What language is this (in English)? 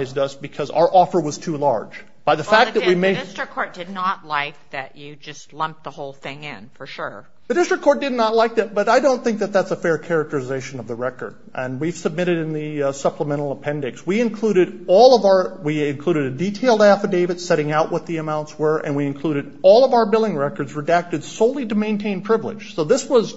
English